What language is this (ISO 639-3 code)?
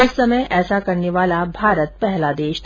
hin